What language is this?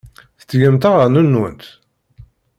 Kabyle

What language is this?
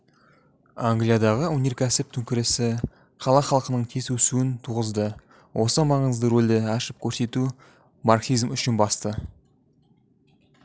Kazakh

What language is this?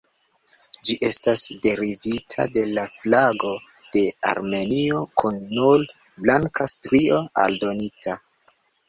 Esperanto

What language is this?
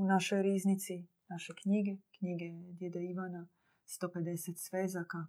Croatian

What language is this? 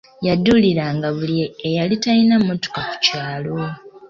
Ganda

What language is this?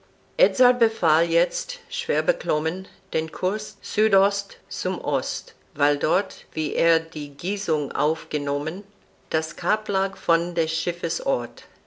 German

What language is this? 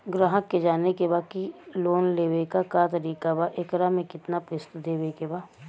Bhojpuri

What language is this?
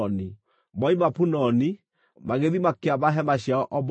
Kikuyu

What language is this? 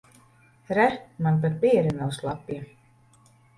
Latvian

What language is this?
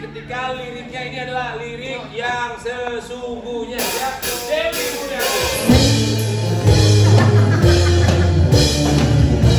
Indonesian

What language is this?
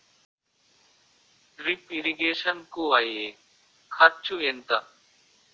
Telugu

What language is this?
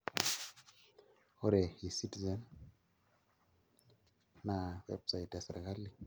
Masai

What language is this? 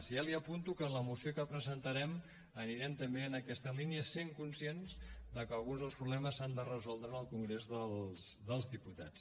Catalan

